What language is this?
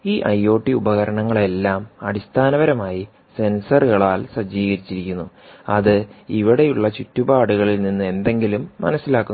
Malayalam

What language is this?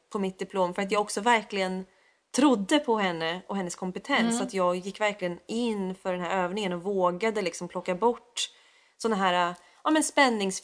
Swedish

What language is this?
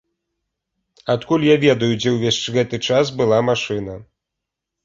Belarusian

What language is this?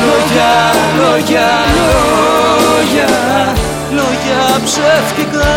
Greek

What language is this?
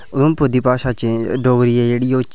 Dogri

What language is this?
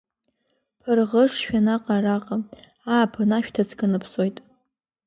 Abkhazian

